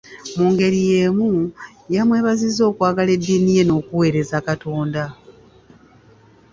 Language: Ganda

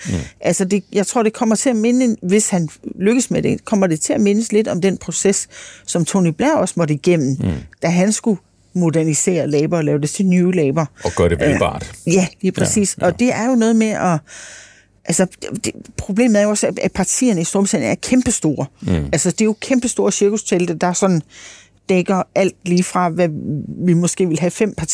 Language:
Danish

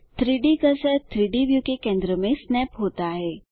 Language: Hindi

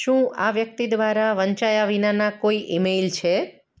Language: Gujarati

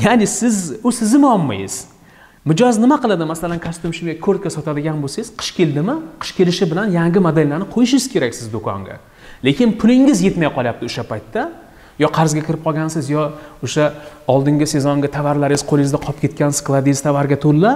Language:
Turkish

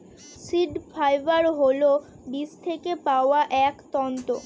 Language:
Bangla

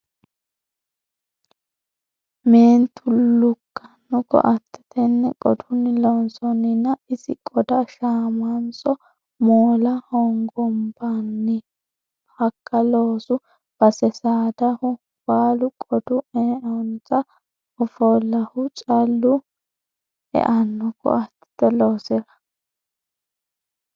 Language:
Sidamo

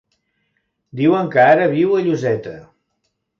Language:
Catalan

